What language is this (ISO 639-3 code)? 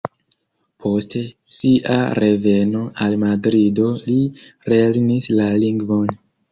epo